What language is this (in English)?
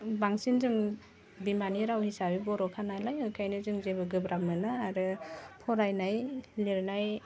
Bodo